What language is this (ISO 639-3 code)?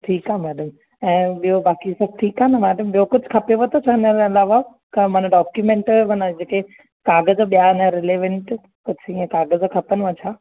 snd